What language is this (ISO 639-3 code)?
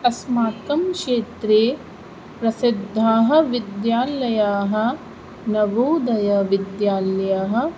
san